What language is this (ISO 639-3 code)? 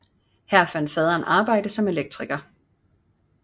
dan